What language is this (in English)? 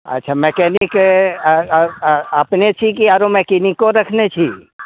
Maithili